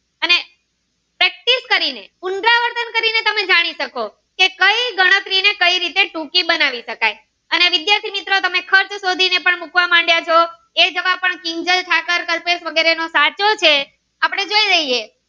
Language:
Gujarati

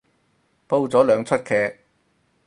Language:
Cantonese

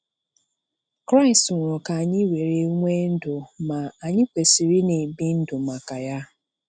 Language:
Igbo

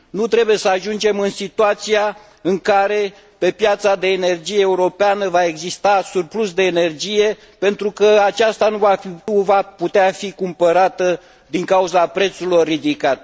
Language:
Romanian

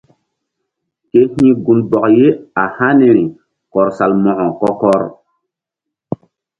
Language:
Mbum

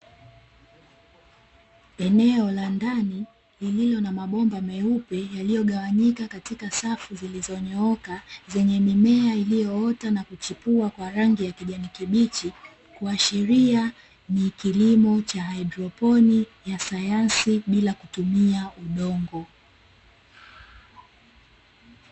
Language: Swahili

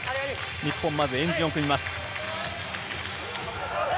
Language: Japanese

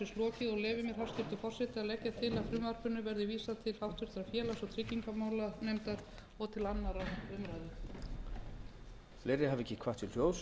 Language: Icelandic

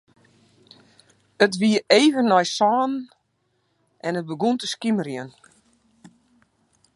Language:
Western Frisian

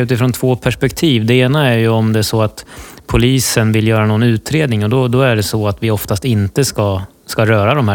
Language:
Swedish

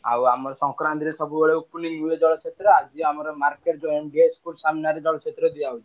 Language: Odia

